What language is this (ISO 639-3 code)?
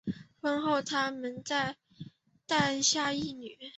zho